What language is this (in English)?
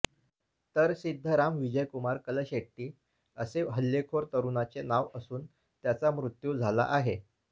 Marathi